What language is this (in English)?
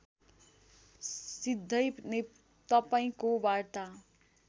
Nepali